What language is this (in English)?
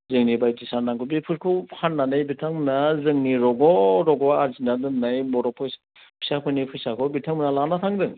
Bodo